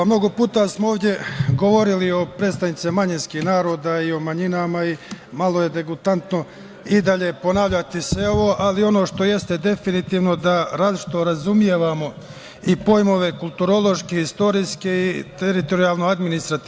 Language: Serbian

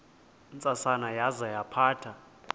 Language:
Xhosa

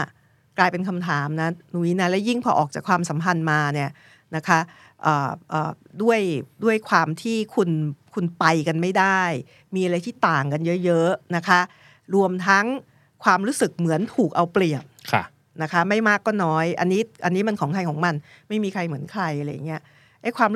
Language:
Thai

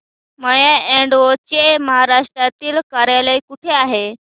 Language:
Marathi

